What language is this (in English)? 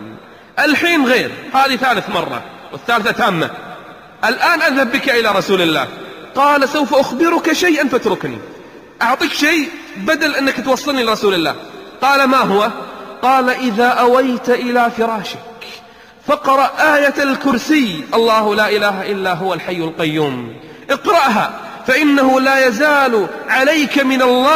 Arabic